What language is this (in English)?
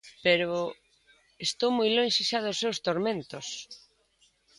Galician